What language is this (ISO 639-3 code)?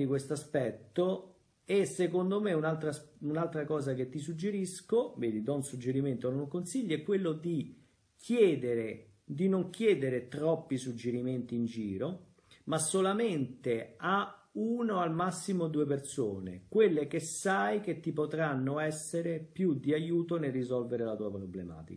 ita